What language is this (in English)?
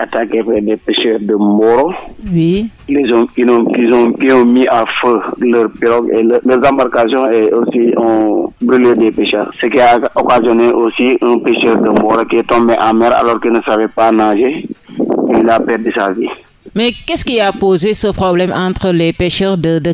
French